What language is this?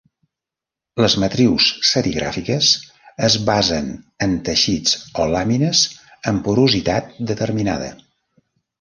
Catalan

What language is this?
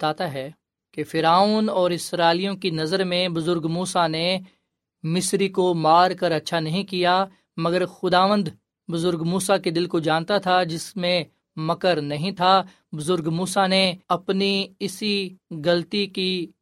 Urdu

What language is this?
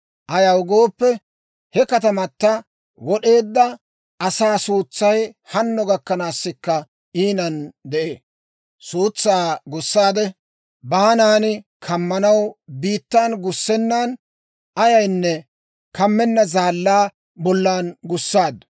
Dawro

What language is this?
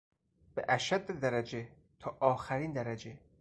Persian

